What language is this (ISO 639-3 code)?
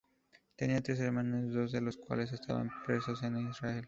spa